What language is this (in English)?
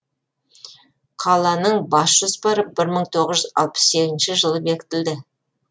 Kazakh